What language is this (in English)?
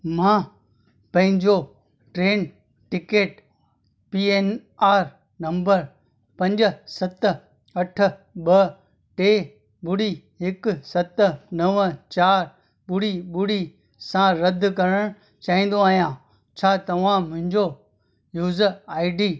Sindhi